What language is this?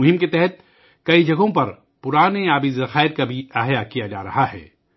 Urdu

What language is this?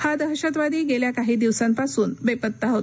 Marathi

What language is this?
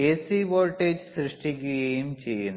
Malayalam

